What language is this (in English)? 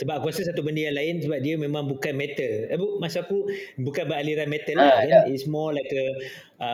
Malay